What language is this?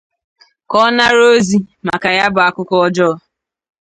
Igbo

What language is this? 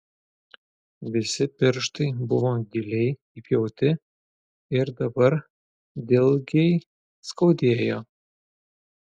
Lithuanian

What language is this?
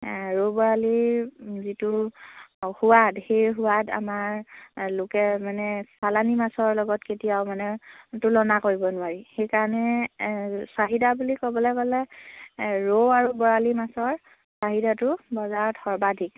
Assamese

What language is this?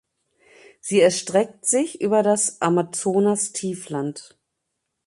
German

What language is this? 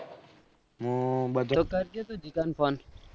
Gujarati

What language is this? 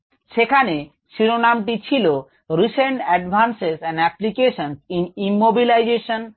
Bangla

